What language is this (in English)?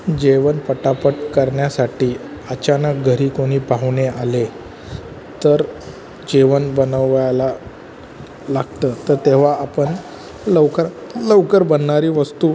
Marathi